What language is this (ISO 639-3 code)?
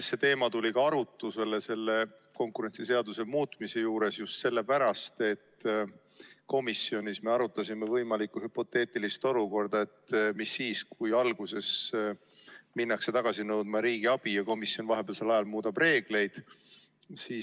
est